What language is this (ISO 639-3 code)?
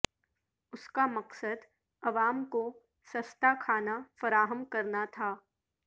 urd